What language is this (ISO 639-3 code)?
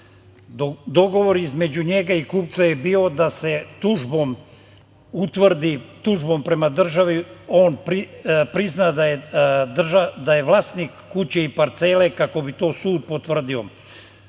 srp